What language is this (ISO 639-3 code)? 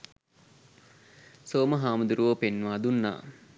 sin